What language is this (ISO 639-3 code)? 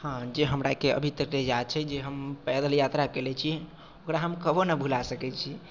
mai